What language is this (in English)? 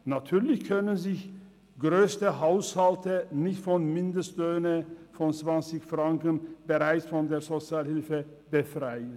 Swiss German